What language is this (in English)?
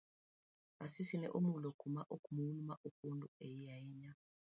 Luo (Kenya and Tanzania)